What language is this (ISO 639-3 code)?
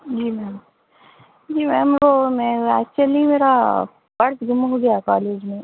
urd